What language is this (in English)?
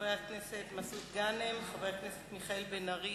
Hebrew